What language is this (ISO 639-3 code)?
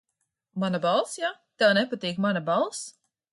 lav